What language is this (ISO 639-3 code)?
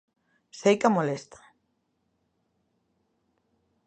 glg